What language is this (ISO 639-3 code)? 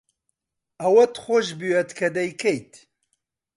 ckb